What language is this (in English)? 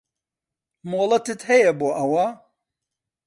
Central Kurdish